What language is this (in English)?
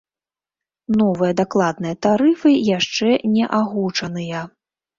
Belarusian